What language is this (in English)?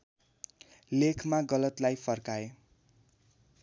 Nepali